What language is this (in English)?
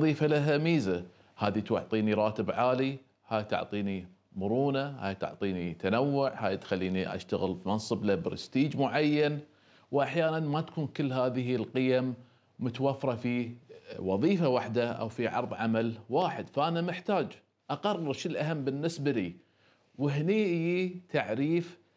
Arabic